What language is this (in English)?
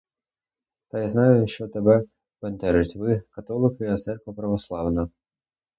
Ukrainian